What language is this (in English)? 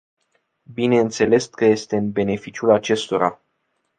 Romanian